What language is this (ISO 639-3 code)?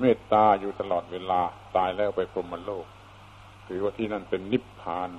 tha